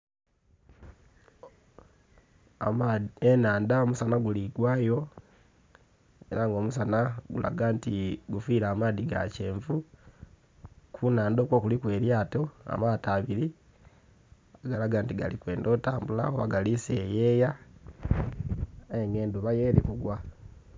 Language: Soga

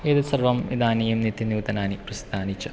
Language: Sanskrit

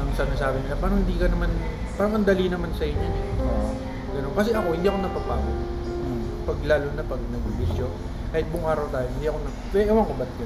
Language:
Filipino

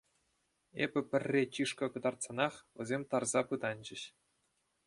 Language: Chuvash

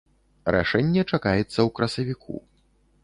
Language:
Belarusian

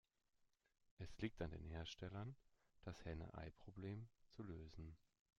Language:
German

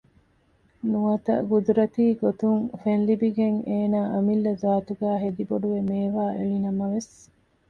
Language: Divehi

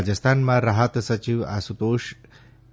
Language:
Gujarati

